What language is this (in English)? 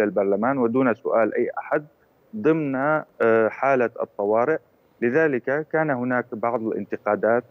Arabic